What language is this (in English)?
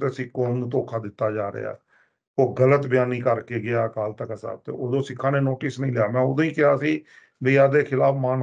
Punjabi